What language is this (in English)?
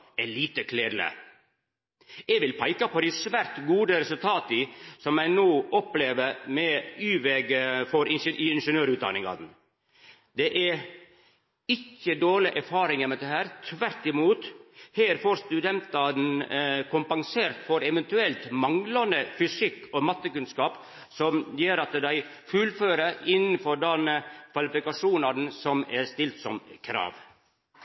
Norwegian Nynorsk